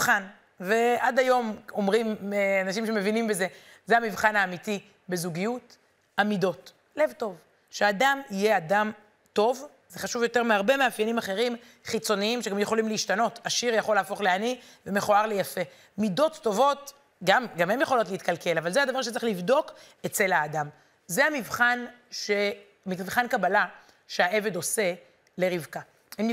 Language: Hebrew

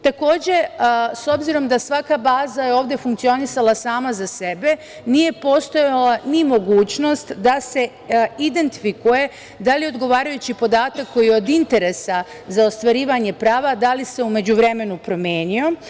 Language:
Serbian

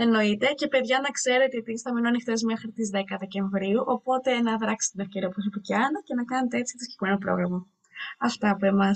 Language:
Greek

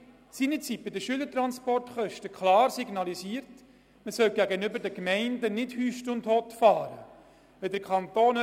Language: Swiss German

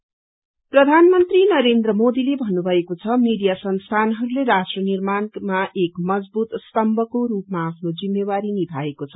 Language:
Nepali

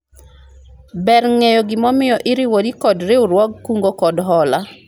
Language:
Luo (Kenya and Tanzania)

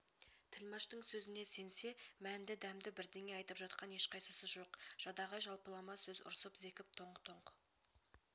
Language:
Kazakh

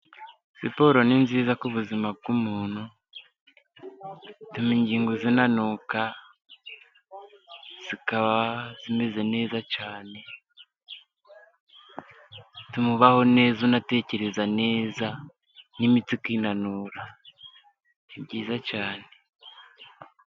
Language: Kinyarwanda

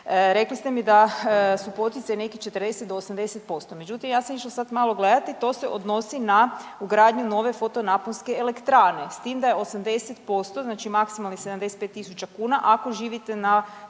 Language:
Croatian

